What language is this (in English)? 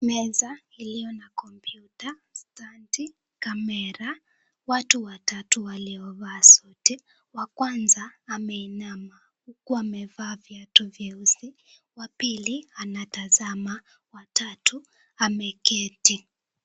Swahili